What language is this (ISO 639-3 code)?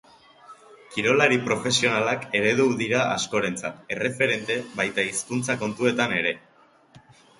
eus